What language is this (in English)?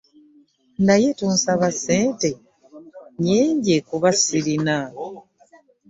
Ganda